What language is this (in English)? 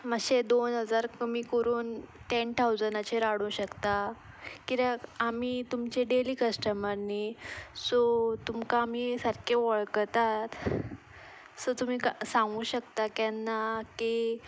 Konkani